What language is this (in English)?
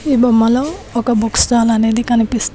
Telugu